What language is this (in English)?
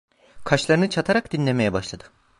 Turkish